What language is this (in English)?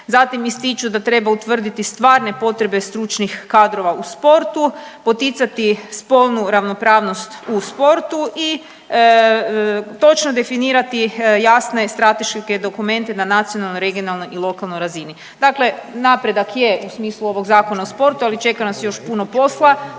Croatian